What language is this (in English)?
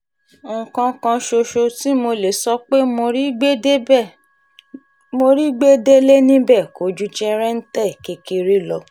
Yoruba